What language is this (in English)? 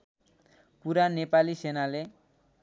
Nepali